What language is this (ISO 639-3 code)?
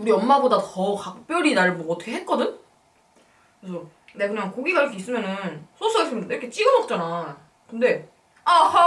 kor